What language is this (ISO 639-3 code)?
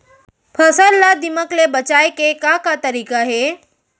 hne